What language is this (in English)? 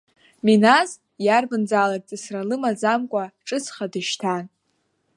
Abkhazian